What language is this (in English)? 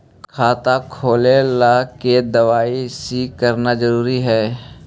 Magahi